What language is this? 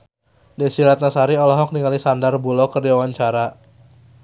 Sundanese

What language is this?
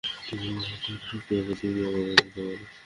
Bangla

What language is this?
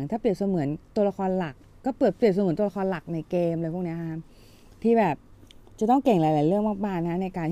Thai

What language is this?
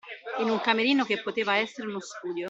Italian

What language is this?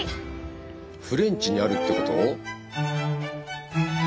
Japanese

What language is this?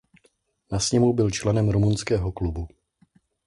Czech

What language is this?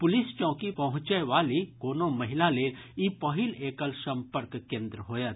Maithili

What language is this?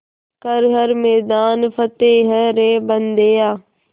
Hindi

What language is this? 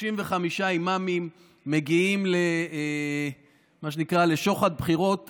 Hebrew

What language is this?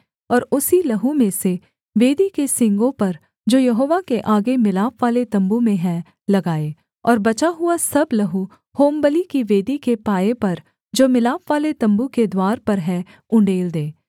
Hindi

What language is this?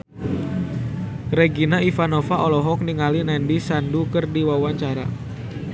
Sundanese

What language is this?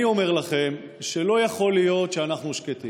Hebrew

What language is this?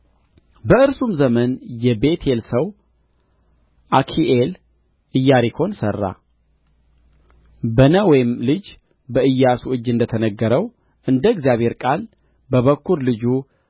Amharic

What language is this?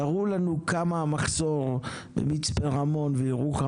Hebrew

